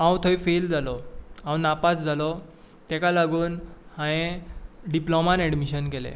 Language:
Konkani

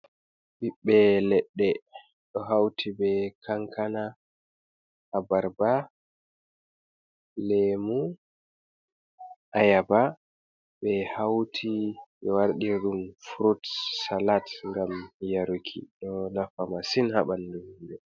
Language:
Fula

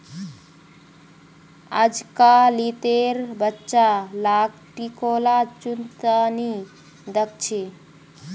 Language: Magahi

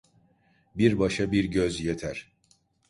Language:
Turkish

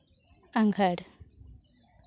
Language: Santali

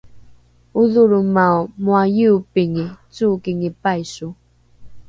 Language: Rukai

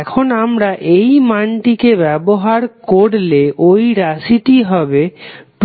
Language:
Bangla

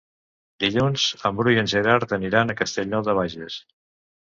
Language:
Catalan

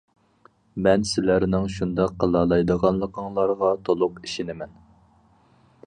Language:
Uyghur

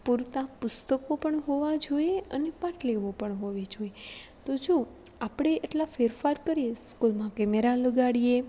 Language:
Gujarati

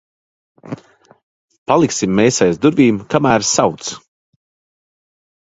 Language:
Latvian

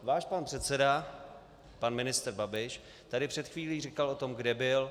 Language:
Czech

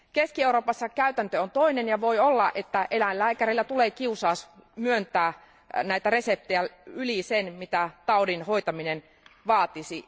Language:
Finnish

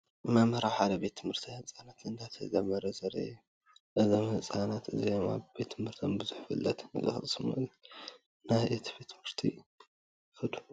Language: Tigrinya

